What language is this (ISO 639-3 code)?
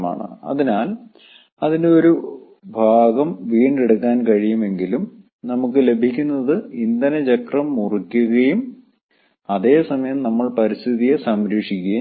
mal